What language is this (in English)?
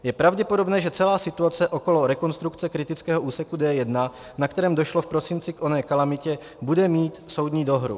Czech